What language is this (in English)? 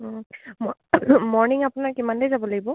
Assamese